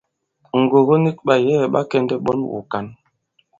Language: Bankon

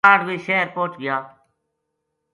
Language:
Gujari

